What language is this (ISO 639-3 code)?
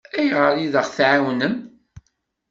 kab